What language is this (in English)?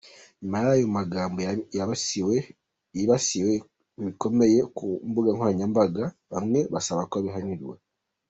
Kinyarwanda